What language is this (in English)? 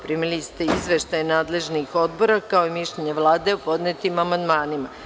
Serbian